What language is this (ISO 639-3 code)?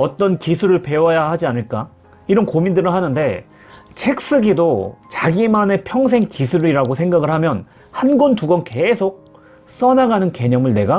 kor